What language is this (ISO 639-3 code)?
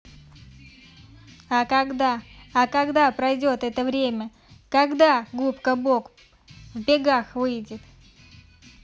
rus